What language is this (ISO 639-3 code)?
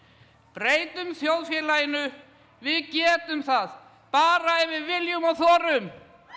isl